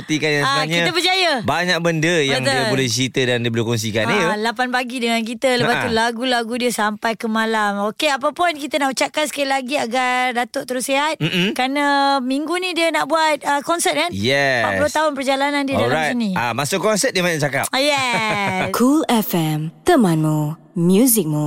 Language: Malay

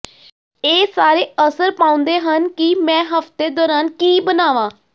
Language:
Punjabi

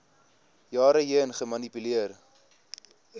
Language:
Afrikaans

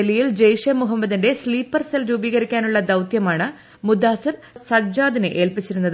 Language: Malayalam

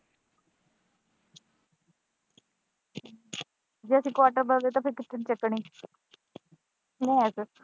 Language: Punjabi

